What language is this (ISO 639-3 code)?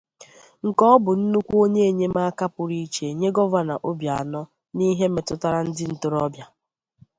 ibo